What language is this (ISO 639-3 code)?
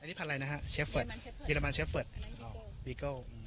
tha